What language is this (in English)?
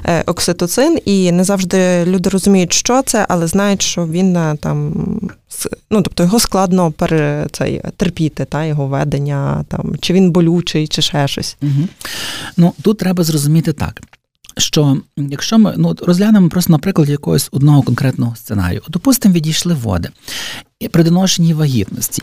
Ukrainian